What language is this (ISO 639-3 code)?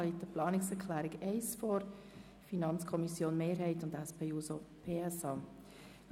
gsw